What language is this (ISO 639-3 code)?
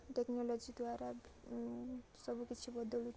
ori